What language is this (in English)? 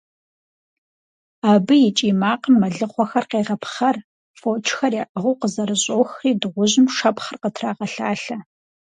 Kabardian